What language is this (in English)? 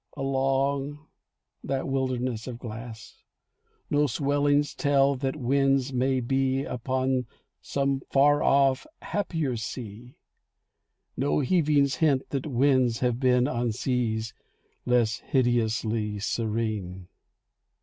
English